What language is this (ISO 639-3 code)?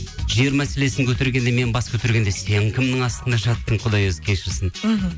kaz